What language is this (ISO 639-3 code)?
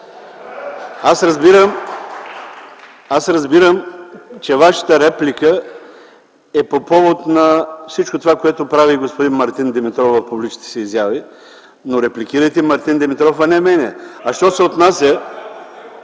bul